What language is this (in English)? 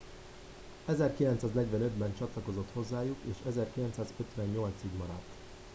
Hungarian